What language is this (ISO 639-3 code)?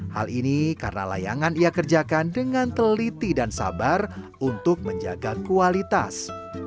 ind